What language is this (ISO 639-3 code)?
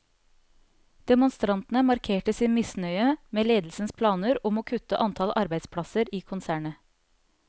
nor